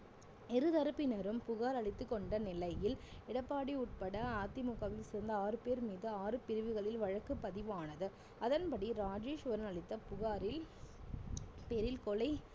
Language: Tamil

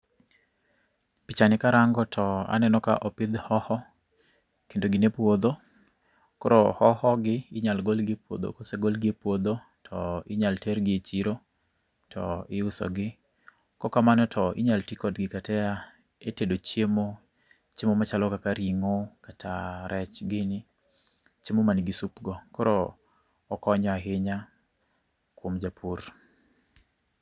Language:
Luo (Kenya and Tanzania)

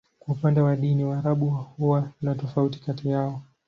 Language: Swahili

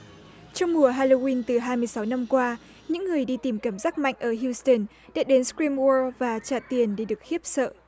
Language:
Vietnamese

